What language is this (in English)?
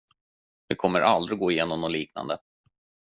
Swedish